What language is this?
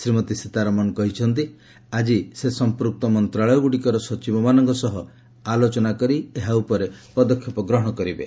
Odia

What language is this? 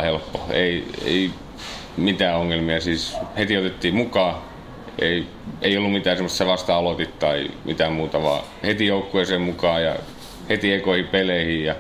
Finnish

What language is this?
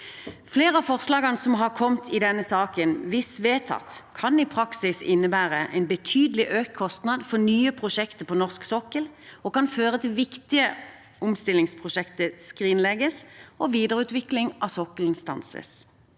Norwegian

